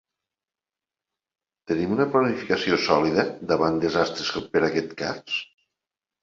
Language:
Catalan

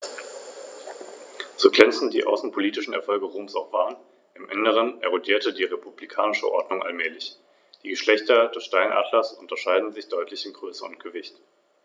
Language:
German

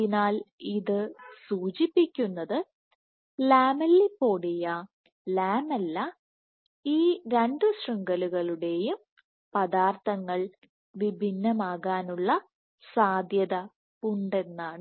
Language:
Malayalam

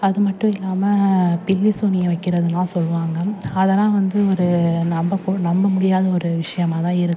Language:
Tamil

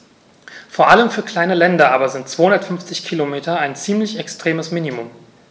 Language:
German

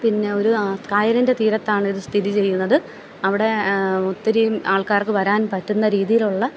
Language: Malayalam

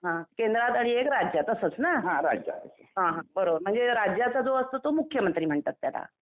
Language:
Marathi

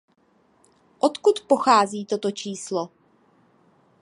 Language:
Czech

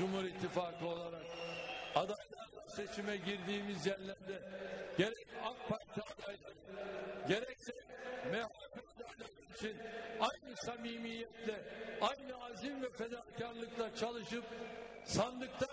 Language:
Turkish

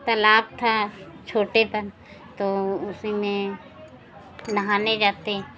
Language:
Hindi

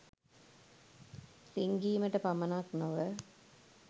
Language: Sinhala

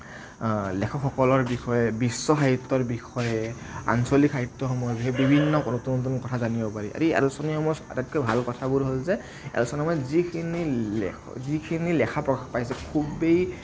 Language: Assamese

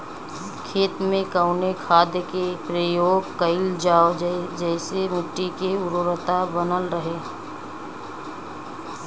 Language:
Bhojpuri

